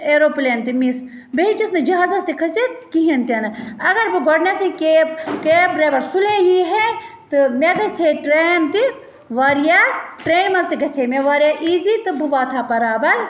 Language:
Kashmiri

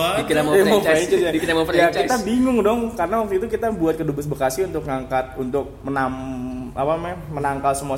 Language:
Indonesian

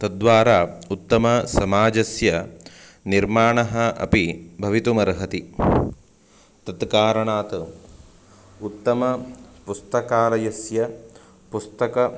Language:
Sanskrit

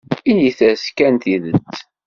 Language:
Kabyle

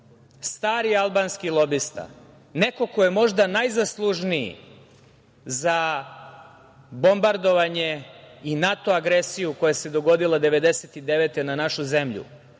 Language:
Serbian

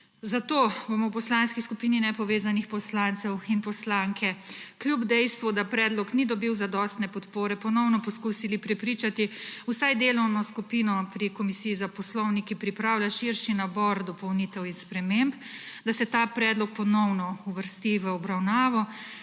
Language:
Slovenian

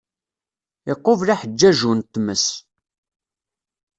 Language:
Kabyle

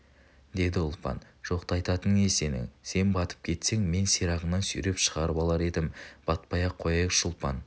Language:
Kazakh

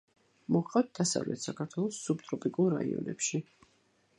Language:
Georgian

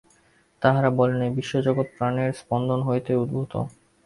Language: Bangla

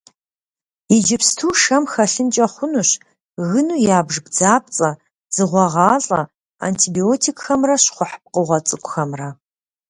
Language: Kabardian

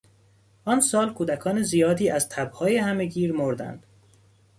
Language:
Persian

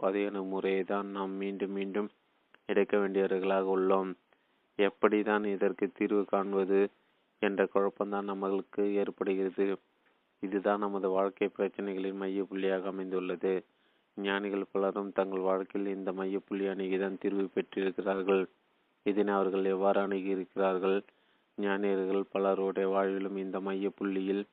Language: Tamil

